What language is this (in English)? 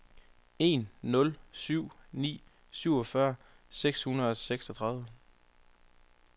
Danish